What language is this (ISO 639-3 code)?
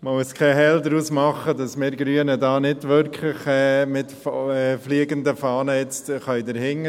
gsw